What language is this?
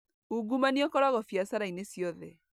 Kikuyu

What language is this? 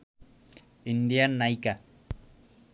Bangla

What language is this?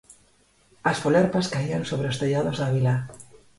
Galician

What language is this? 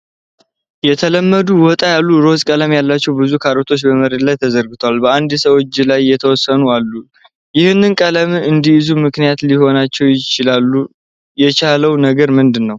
Amharic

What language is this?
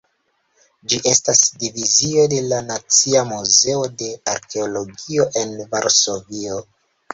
Esperanto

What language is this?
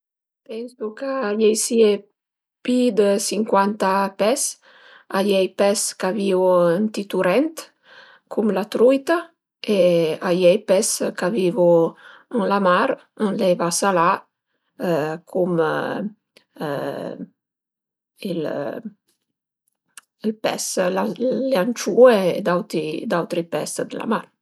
Piedmontese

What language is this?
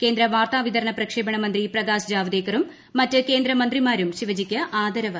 Malayalam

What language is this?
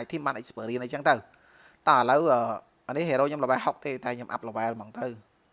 Vietnamese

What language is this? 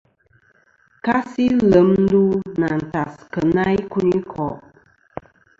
Kom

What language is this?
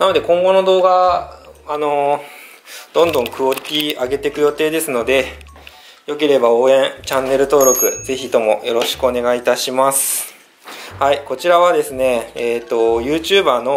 Japanese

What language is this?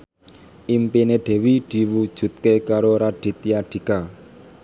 Javanese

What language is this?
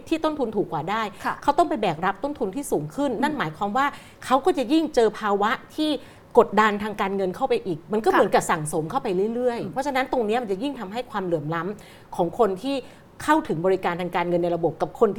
Thai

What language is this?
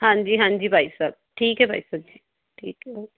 Punjabi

